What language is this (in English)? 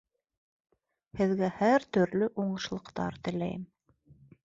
Bashkir